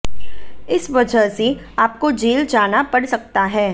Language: Hindi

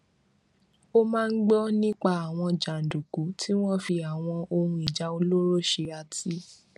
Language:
Yoruba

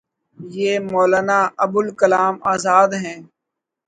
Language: Urdu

